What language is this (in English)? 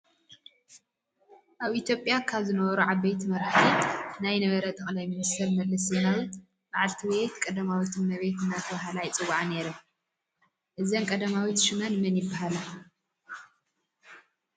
Tigrinya